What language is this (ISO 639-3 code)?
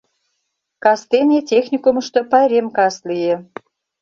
chm